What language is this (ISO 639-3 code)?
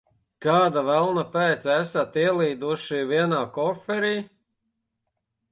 lav